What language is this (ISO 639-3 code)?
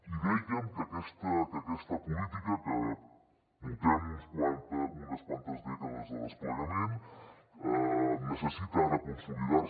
cat